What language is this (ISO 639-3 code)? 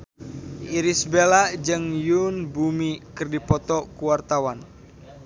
sun